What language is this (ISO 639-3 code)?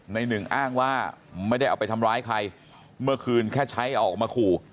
tha